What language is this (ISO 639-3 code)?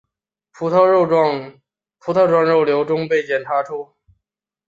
zho